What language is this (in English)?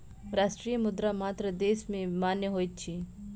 Maithili